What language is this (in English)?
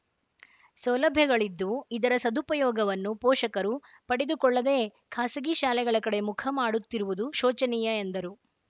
Kannada